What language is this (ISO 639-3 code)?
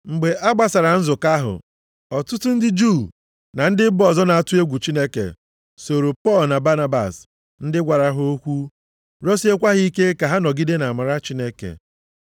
ibo